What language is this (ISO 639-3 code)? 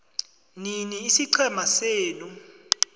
nbl